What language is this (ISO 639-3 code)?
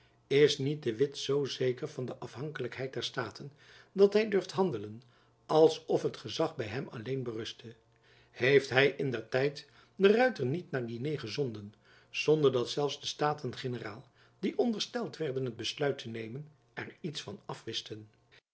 nld